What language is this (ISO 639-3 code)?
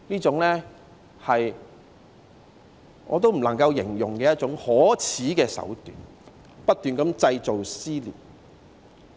yue